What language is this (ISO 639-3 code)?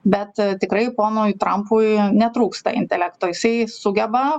lit